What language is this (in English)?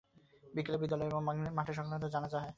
Bangla